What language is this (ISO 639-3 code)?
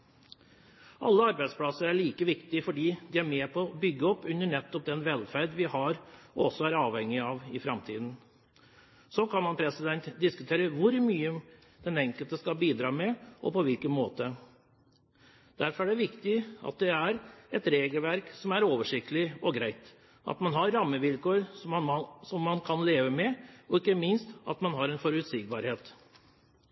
nob